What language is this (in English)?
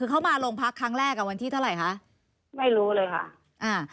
Thai